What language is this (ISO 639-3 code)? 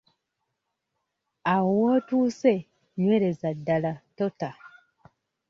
lug